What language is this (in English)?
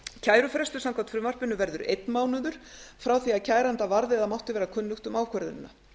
Icelandic